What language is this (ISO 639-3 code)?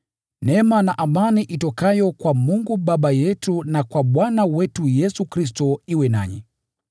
swa